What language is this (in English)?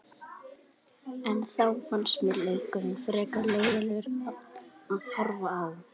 Icelandic